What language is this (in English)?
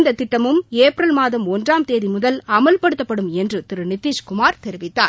Tamil